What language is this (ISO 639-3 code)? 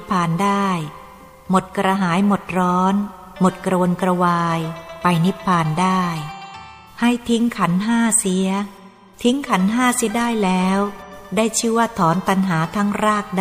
tha